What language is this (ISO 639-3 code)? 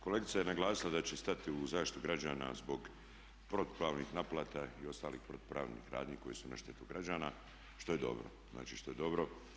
hrv